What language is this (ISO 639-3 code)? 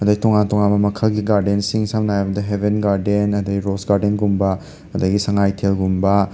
mni